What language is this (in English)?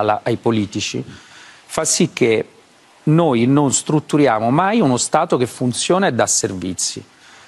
Italian